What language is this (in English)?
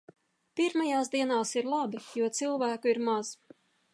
Latvian